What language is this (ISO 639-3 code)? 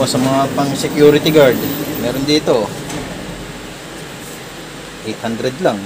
fil